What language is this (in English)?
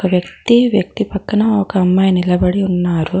Telugu